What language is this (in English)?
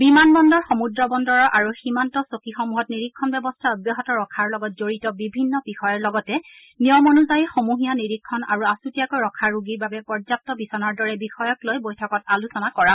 Assamese